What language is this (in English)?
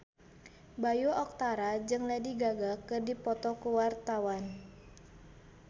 Sundanese